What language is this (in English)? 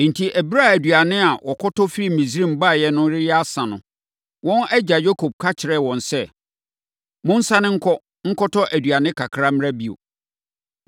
Akan